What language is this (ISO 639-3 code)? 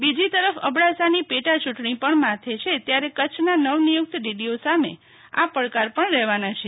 guj